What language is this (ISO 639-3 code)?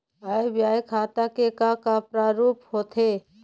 hne